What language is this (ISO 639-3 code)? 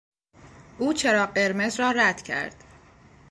fas